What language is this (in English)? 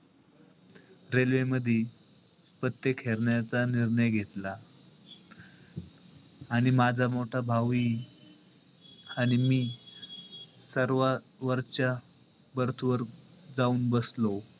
Marathi